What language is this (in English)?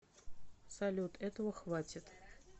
Russian